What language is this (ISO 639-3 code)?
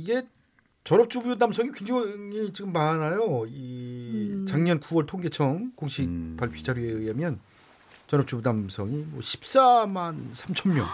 kor